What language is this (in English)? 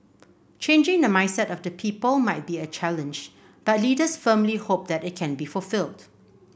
English